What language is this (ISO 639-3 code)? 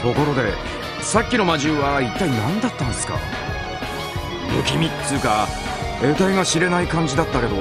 jpn